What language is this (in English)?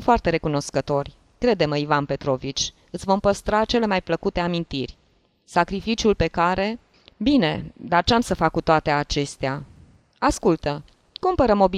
Romanian